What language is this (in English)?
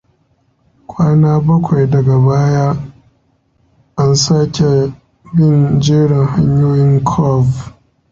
Hausa